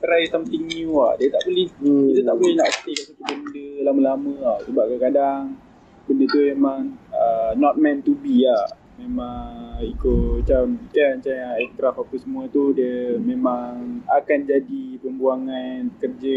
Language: Malay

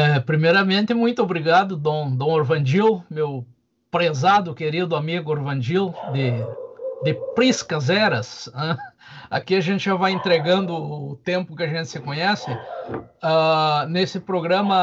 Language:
Portuguese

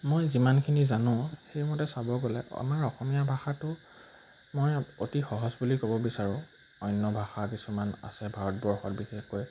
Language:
Assamese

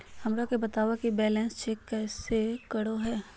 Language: Magahi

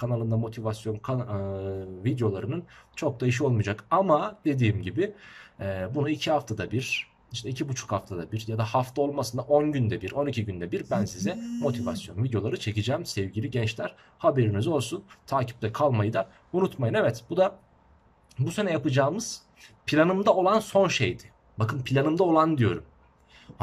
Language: Turkish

